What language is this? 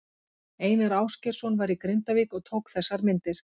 Icelandic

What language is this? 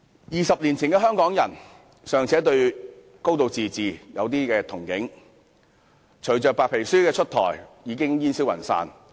Cantonese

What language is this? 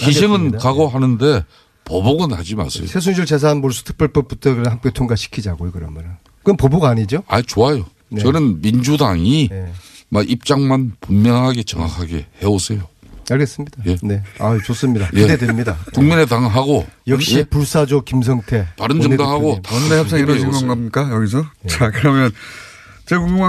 Korean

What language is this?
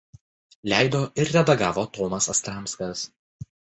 Lithuanian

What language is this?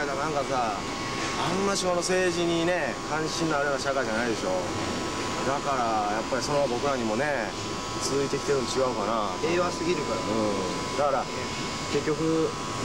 Japanese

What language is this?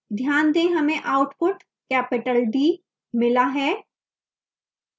Hindi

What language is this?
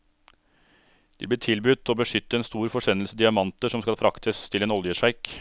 Norwegian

